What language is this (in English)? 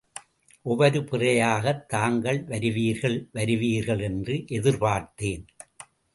Tamil